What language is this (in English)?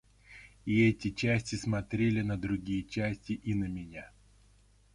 Russian